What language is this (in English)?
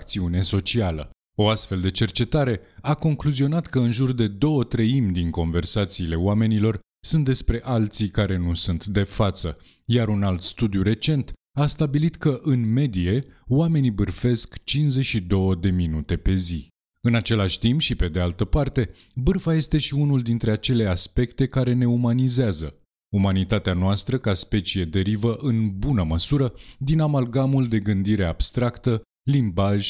Romanian